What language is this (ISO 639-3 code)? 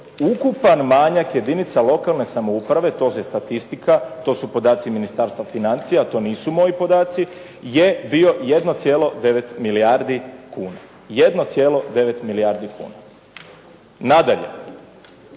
hrv